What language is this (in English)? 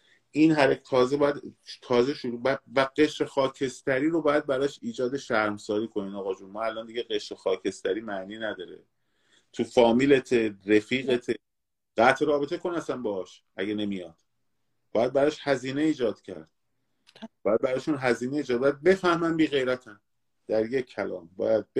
Persian